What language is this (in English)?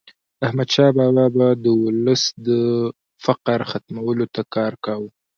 Pashto